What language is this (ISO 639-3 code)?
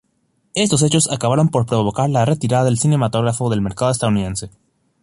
spa